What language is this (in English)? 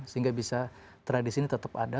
Indonesian